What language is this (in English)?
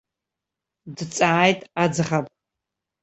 Abkhazian